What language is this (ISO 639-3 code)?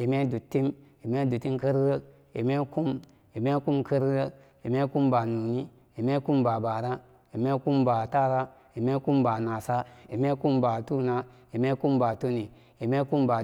ccg